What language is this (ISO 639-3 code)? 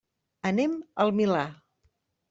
cat